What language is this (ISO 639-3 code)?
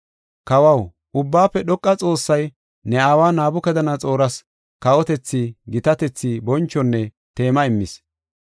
gof